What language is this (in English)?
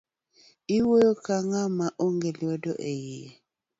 Luo (Kenya and Tanzania)